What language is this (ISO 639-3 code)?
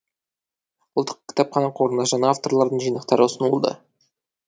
kaz